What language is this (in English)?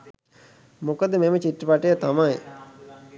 Sinhala